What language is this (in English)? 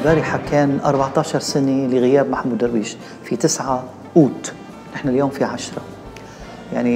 Arabic